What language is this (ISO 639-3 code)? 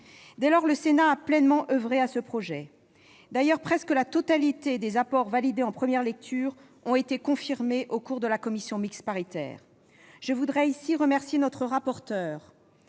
fra